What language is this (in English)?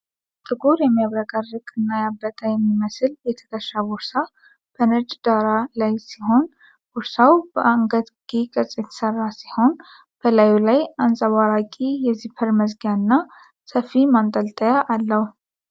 Amharic